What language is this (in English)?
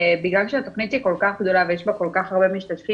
Hebrew